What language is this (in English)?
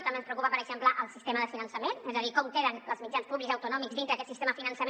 Catalan